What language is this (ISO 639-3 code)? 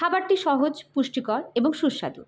ben